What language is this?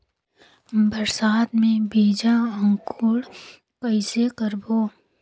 Chhattisgarhi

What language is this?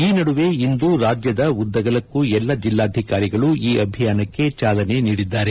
Kannada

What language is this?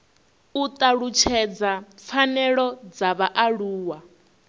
Venda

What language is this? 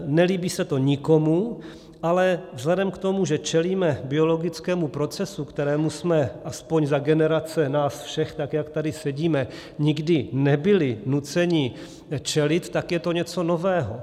Czech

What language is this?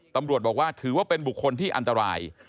Thai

